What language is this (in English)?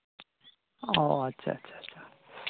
Santali